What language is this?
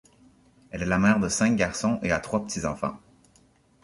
French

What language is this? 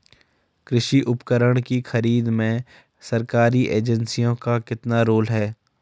Hindi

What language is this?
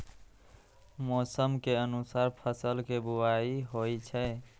Maithili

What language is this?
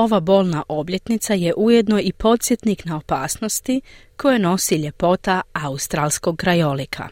Croatian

